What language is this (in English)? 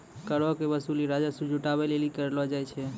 Maithili